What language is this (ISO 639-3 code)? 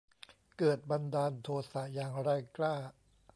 tha